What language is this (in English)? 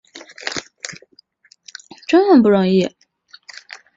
Chinese